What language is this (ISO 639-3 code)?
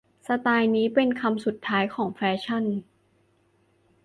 tha